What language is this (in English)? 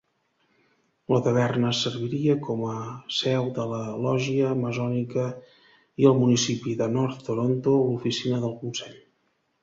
Catalan